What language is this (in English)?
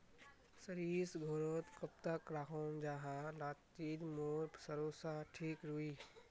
Magahi